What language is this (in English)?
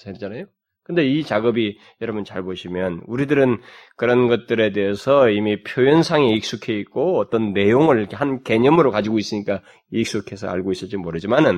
Korean